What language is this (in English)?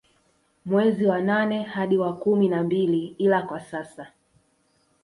Swahili